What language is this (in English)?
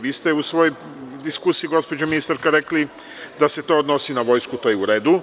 Serbian